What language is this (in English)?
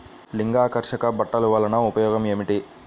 Telugu